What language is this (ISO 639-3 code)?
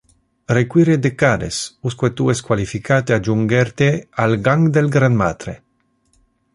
ina